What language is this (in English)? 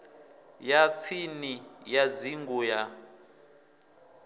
Venda